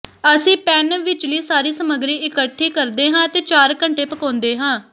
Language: Punjabi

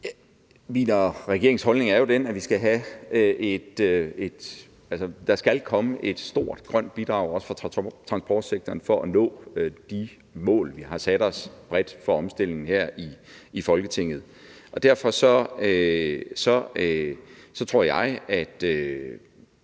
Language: Danish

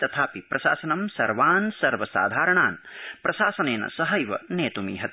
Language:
Sanskrit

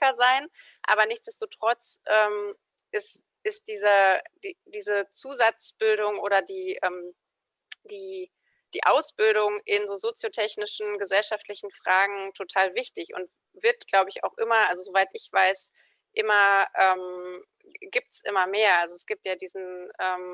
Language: German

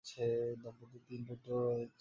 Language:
Bangla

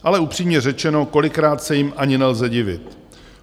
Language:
Czech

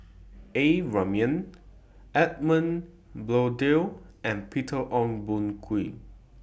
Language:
English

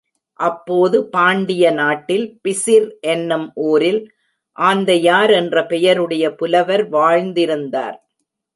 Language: Tamil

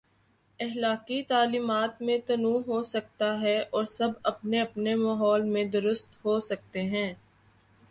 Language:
Urdu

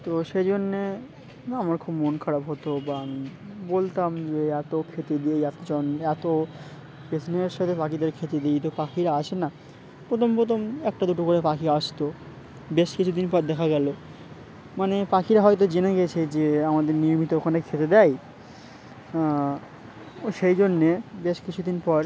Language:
Bangla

